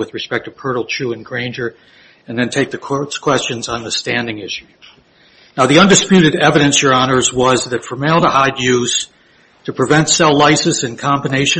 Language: English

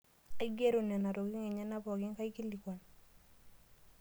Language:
Masai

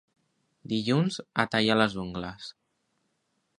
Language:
Catalan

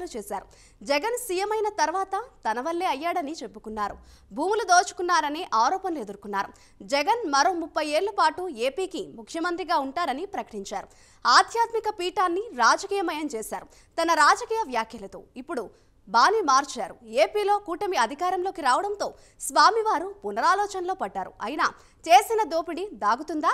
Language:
Telugu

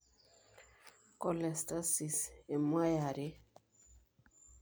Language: Masai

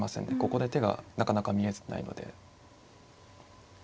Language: Japanese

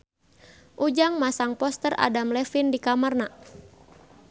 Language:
Sundanese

